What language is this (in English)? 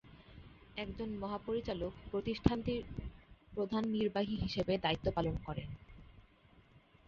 Bangla